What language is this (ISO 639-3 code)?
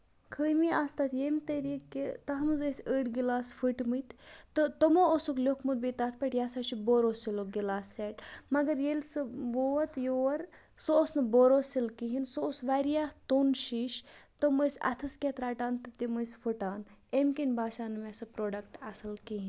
kas